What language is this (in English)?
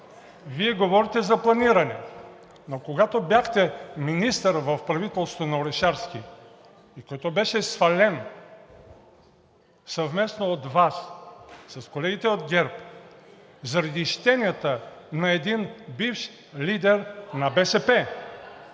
Bulgarian